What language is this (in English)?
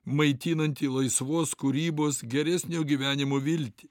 Lithuanian